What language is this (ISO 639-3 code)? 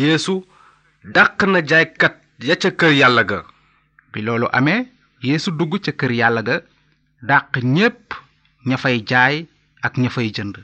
ita